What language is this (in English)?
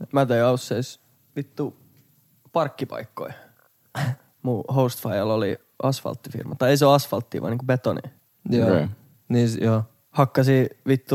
Finnish